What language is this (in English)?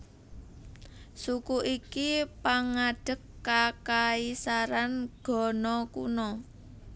Javanese